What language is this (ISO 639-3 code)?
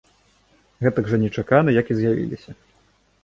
bel